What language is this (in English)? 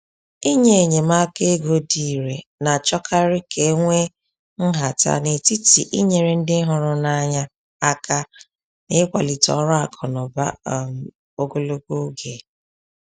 Igbo